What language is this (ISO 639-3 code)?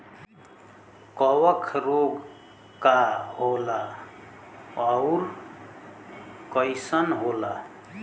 bho